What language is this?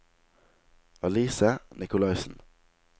Norwegian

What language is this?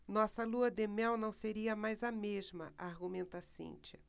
Portuguese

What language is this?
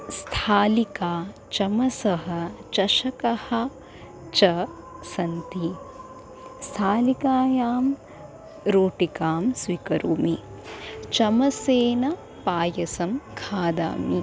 Sanskrit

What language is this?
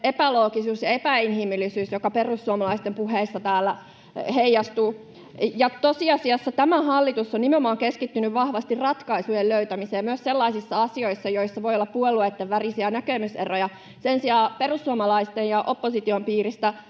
Finnish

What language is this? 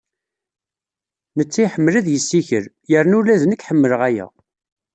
Kabyle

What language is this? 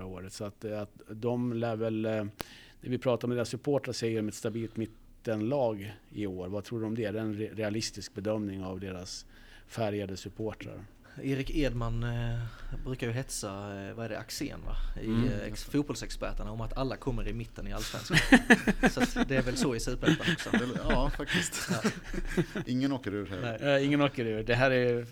Swedish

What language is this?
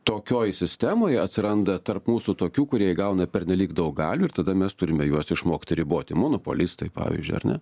Lithuanian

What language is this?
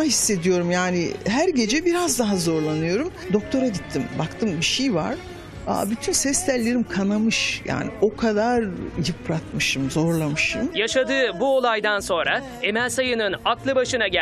Turkish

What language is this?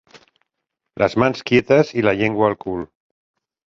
Catalan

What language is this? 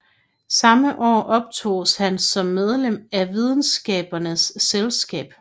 Danish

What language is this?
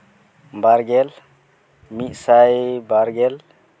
Santali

